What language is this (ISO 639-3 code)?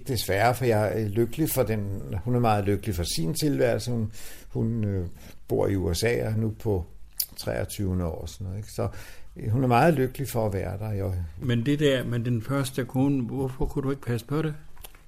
dan